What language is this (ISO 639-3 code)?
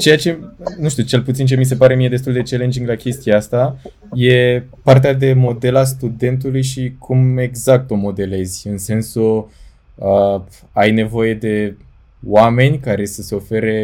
ron